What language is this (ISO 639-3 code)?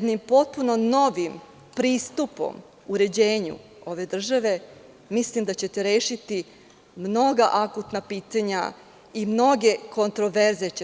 srp